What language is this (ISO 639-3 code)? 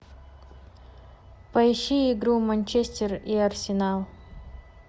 rus